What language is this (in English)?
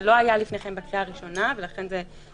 Hebrew